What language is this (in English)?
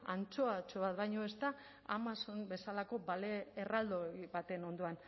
Basque